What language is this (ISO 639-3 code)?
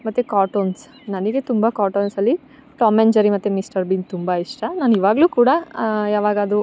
kan